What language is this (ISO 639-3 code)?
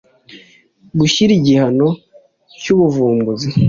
kin